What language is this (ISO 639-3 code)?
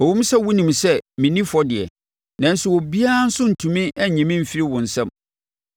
aka